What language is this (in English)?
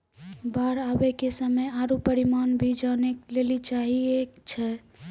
Maithili